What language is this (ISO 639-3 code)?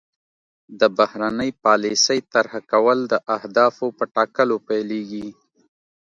pus